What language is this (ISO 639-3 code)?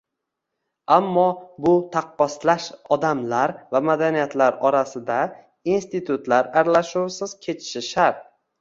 uzb